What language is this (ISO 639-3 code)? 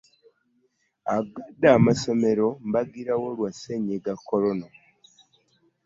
lug